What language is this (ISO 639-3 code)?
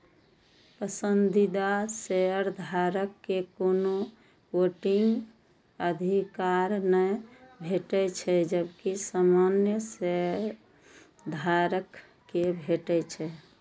mai